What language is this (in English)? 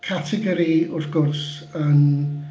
Welsh